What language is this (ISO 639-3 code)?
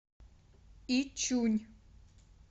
rus